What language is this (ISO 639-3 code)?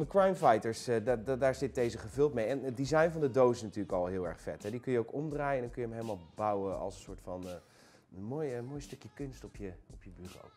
nld